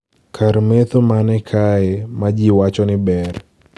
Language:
Luo (Kenya and Tanzania)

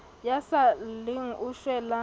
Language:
Southern Sotho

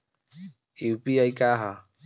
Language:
Bhojpuri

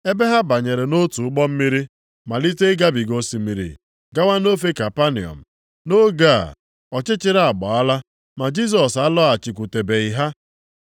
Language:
Igbo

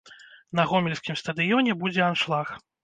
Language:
Belarusian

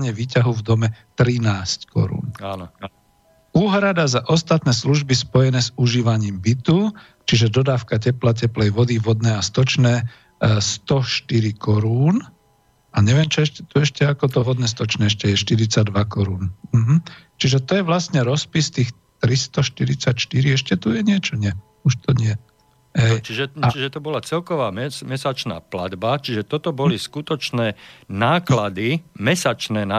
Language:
Slovak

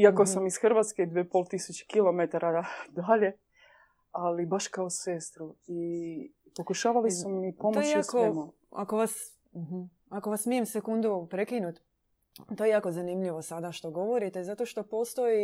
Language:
Croatian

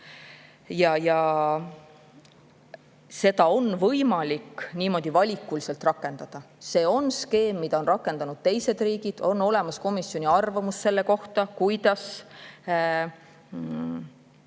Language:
Estonian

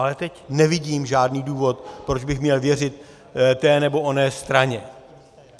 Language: Czech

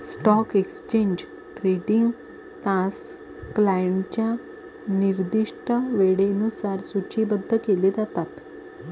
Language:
Marathi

